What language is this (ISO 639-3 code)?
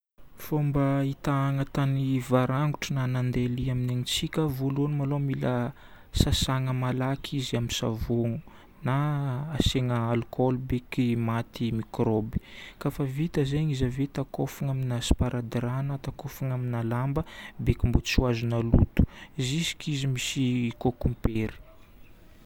bmm